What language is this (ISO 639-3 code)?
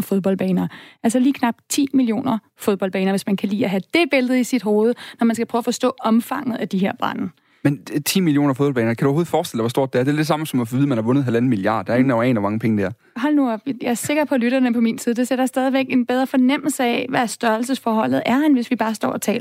dan